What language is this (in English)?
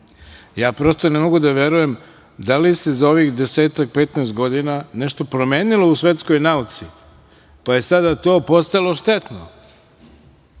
Serbian